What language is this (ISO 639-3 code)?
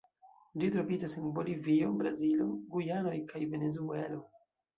epo